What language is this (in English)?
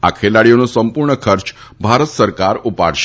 Gujarati